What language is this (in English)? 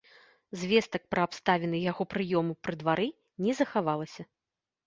Belarusian